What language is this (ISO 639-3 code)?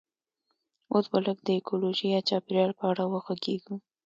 pus